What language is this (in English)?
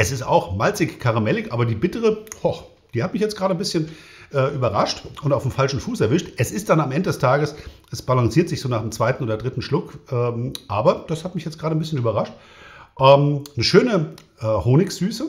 German